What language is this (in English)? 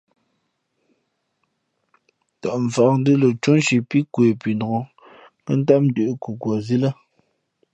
Fe'fe'